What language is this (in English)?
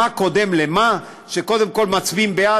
Hebrew